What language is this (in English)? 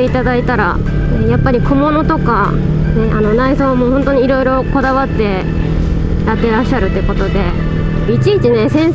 Japanese